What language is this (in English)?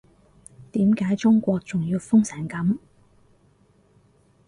Cantonese